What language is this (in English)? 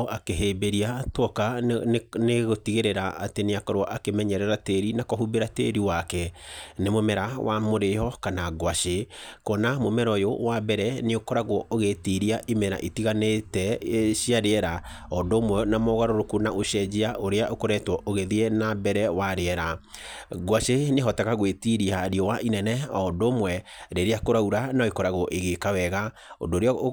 Kikuyu